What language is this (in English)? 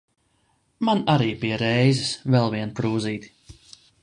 Latvian